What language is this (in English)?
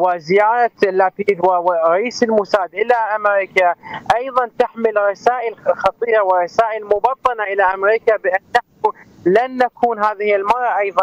Arabic